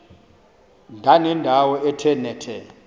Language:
Xhosa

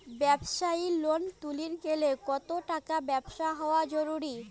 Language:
Bangla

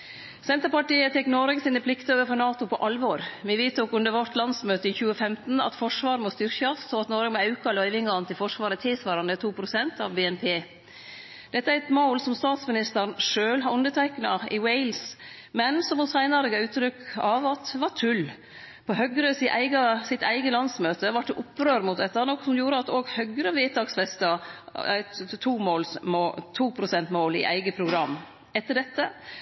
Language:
Norwegian Nynorsk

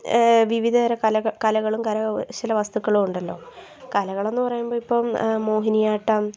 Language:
Malayalam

